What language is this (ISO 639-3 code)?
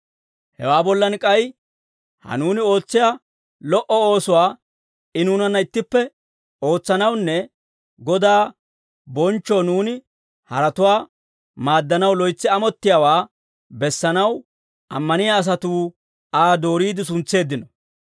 dwr